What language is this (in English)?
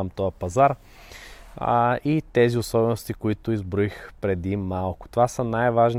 Bulgarian